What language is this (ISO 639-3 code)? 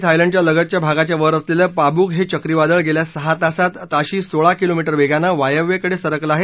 mar